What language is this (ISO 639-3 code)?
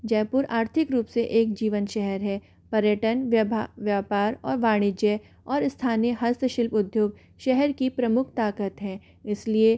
hin